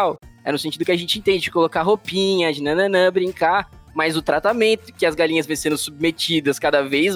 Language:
Portuguese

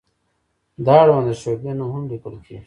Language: Pashto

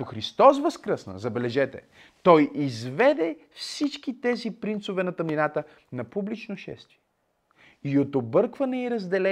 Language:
Bulgarian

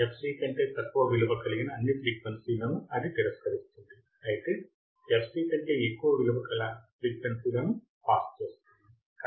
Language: Telugu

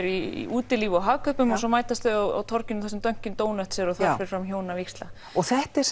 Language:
Icelandic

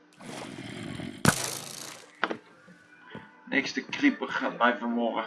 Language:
Dutch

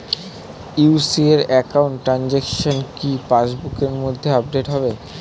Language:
Bangla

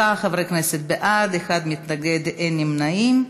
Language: Hebrew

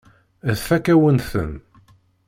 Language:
Kabyle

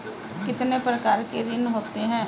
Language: Hindi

